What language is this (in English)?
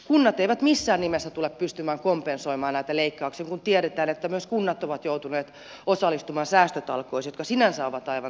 Finnish